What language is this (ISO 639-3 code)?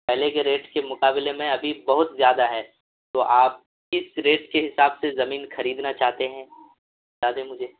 urd